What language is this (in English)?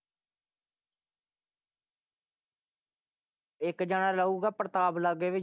Punjabi